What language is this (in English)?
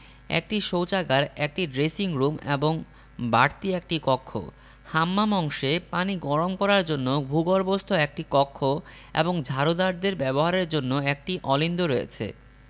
Bangla